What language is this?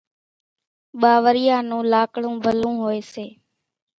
Kachi Koli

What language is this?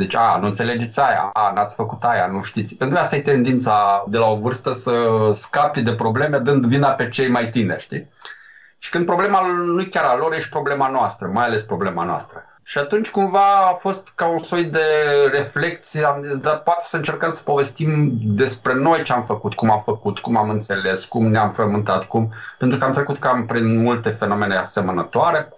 Romanian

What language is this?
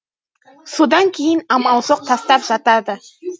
Kazakh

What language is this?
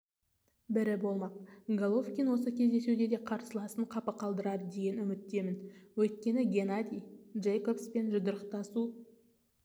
Kazakh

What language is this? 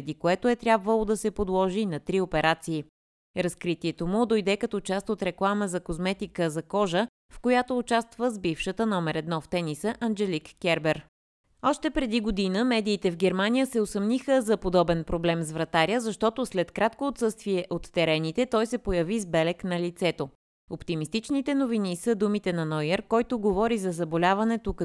Bulgarian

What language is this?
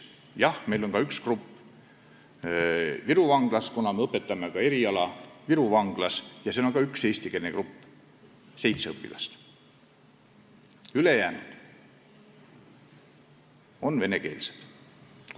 Estonian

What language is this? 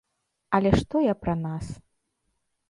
Belarusian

